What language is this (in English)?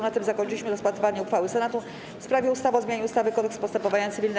Polish